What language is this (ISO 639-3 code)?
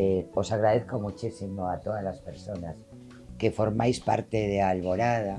spa